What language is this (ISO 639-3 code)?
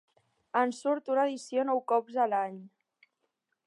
cat